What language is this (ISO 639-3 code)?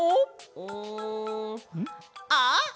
jpn